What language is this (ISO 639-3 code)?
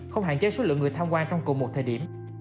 vie